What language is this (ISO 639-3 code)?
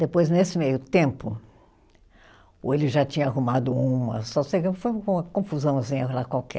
por